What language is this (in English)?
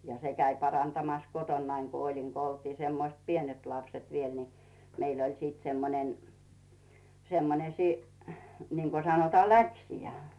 Finnish